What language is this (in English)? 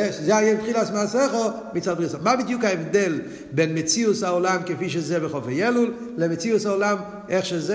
Hebrew